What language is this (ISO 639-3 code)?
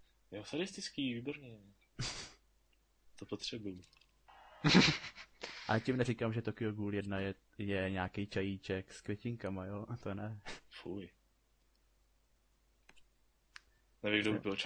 ces